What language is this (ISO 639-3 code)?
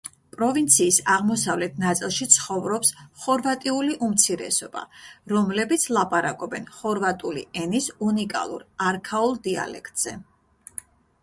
kat